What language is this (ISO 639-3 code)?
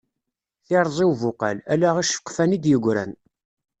kab